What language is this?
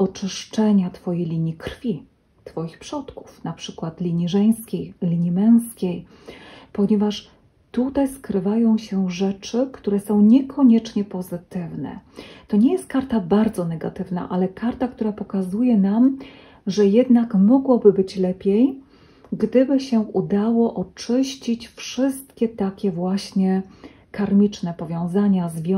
Polish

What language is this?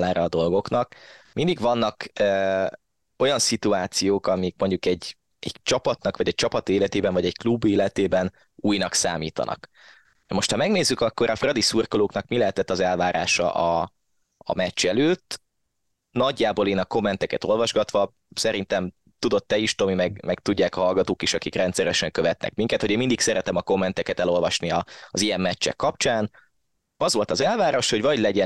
Hungarian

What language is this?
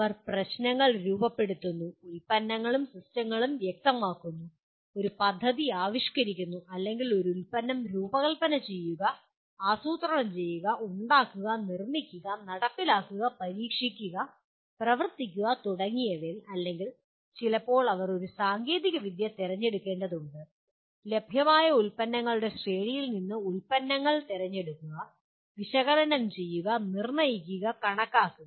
Malayalam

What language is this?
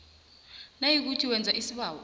South Ndebele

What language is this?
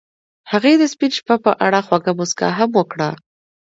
Pashto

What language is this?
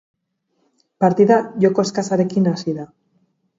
Basque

